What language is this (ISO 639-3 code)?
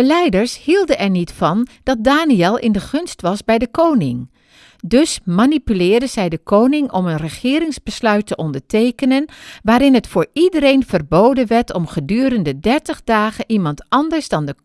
nld